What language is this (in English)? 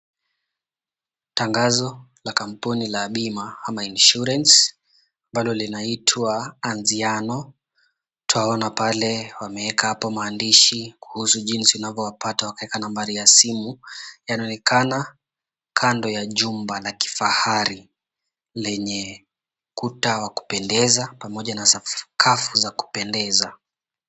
Swahili